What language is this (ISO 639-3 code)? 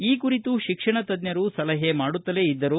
kan